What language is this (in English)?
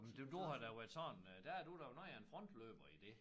Danish